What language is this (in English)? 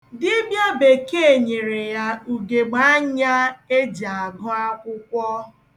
Igbo